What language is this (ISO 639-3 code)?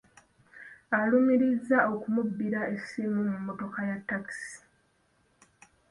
lug